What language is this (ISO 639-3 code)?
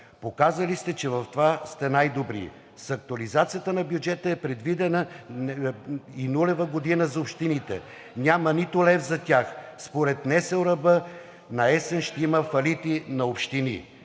bul